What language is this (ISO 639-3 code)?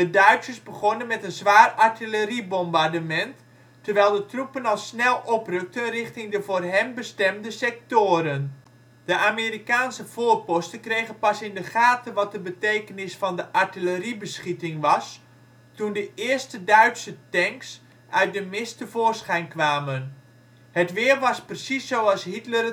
nld